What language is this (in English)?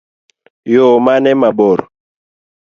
Luo (Kenya and Tanzania)